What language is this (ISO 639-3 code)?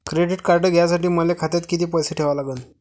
mar